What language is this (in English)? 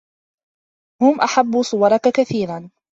Arabic